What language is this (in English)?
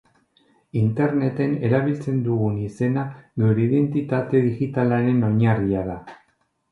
Basque